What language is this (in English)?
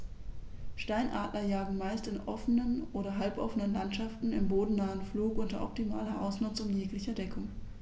German